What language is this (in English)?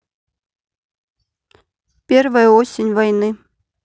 Russian